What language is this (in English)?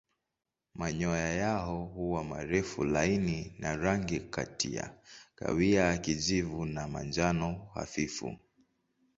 Swahili